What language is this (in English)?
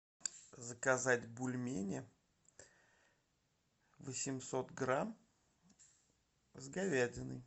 Russian